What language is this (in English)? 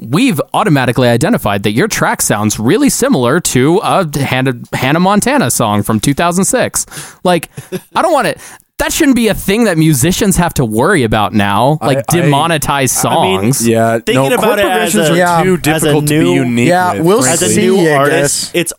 English